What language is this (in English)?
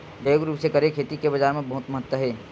Chhattisgarhi